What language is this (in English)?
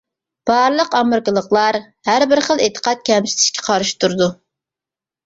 Uyghur